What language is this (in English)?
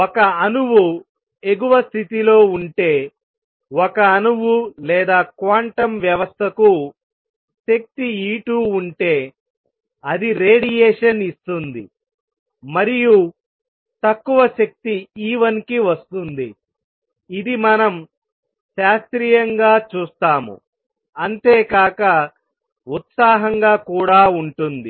Telugu